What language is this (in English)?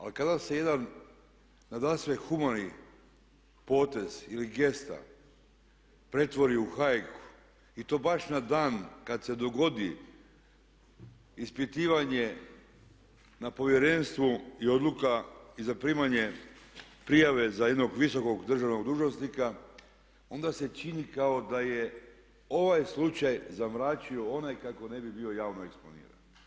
Croatian